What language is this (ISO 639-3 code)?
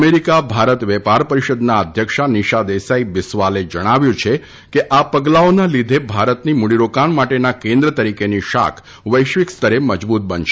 guj